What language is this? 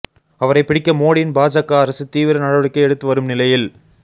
Tamil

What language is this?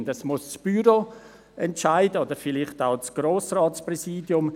Swiss German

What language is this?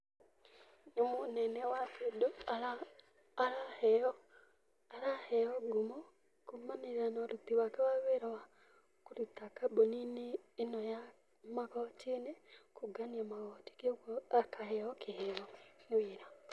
Kikuyu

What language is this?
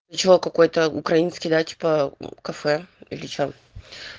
Russian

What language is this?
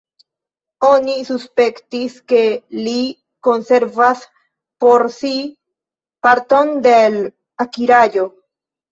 Esperanto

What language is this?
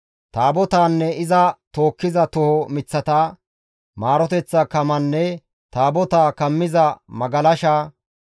Gamo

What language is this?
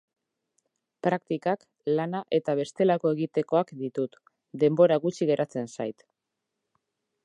Basque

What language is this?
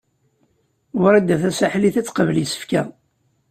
Kabyle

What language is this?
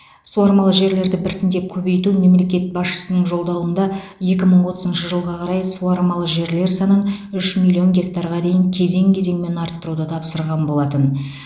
Kazakh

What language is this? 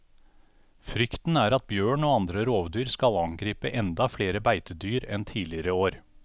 Norwegian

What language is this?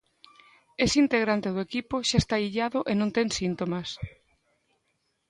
Galician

